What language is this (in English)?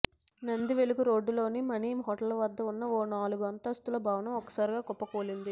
Telugu